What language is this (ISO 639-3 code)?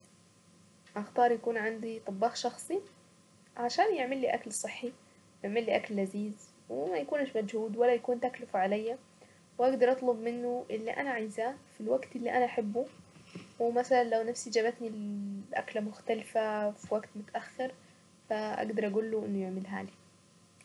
aec